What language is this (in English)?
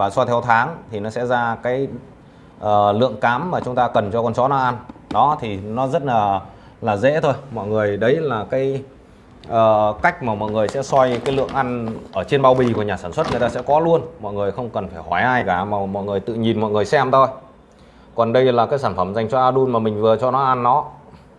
Vietnamese